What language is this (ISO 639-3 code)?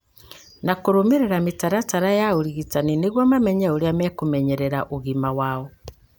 kik